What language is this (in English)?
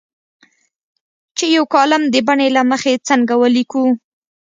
Pashto